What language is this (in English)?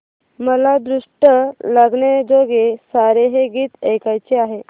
Marathi